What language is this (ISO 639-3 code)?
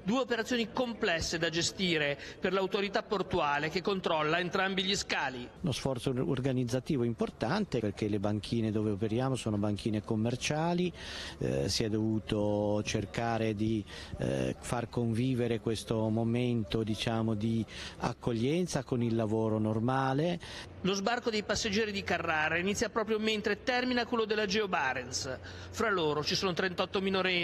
ita